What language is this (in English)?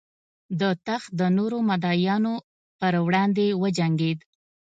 Pashto